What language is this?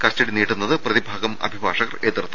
Malayalam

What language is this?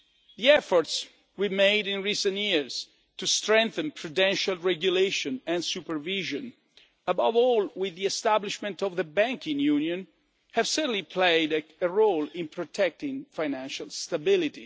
English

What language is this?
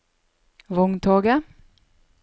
Norwegian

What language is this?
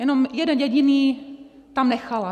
Czech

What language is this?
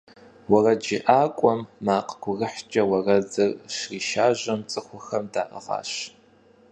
Kabardian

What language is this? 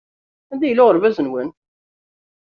Kabyle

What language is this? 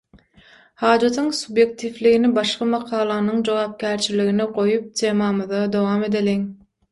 Turkmen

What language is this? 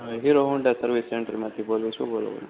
Gujarati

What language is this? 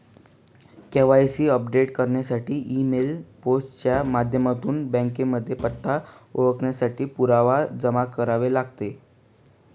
Marathi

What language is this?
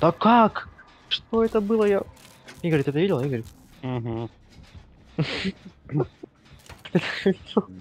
Russian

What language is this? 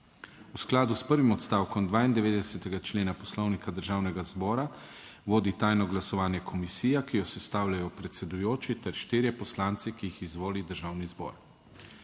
Slovenian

